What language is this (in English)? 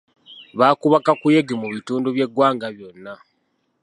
Ganda